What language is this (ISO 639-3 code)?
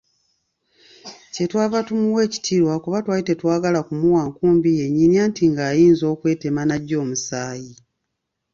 lug